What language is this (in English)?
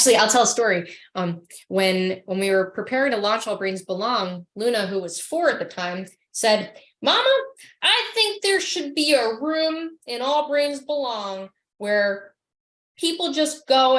English